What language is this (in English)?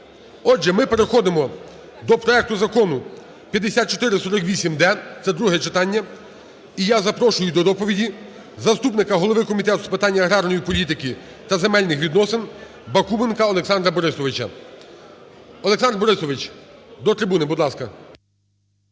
Ukrainian